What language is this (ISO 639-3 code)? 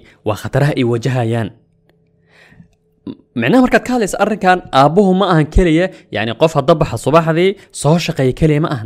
ara